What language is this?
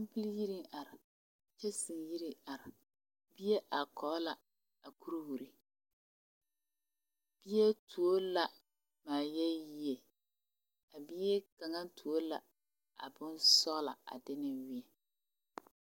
Southern Dagaare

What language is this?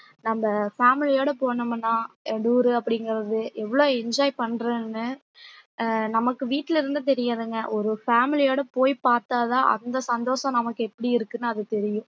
Tamil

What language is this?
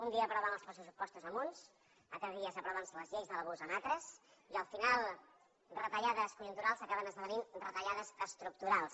Catalan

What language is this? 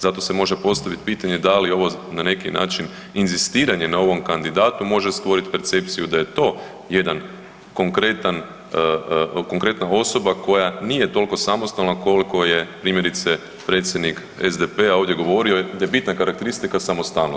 Croatian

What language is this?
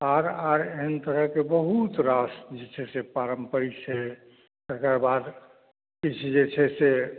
Maithili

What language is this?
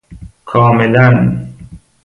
Persian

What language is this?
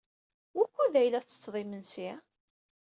Kabyle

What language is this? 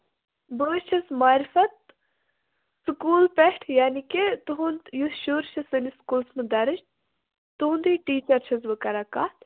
Kashmiri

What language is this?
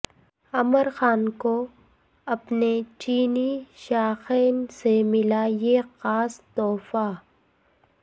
Urdu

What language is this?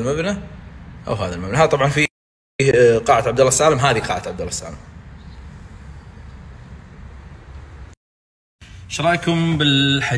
Arabic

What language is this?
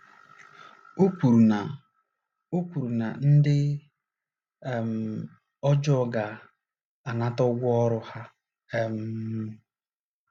Igbo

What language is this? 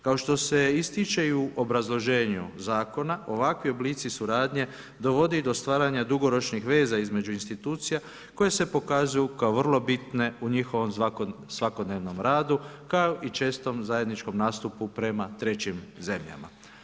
Croatian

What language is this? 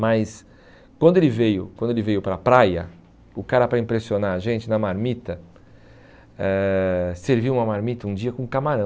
Portuguese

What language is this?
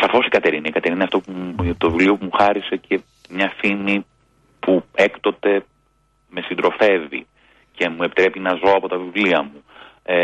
Greek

